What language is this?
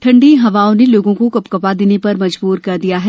Hindi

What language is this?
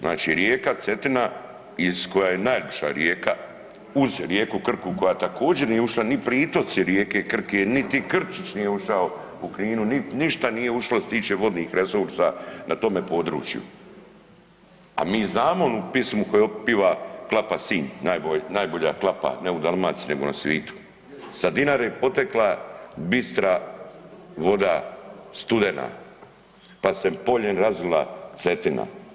Croatian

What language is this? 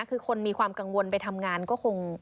Thai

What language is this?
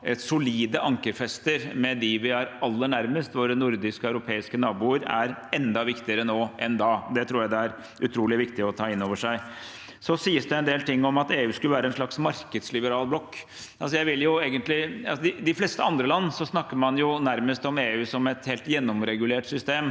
Norwegian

